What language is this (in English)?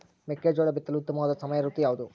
Kannada